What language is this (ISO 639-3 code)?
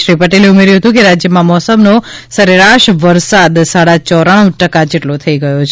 guj